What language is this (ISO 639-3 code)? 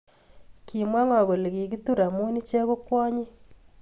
kln